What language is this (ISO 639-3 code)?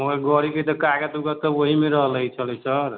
mai